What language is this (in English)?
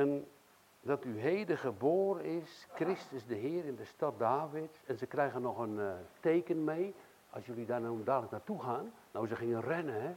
Dutch